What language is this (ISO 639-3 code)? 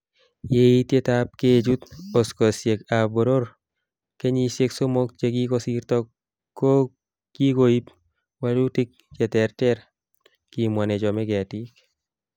kln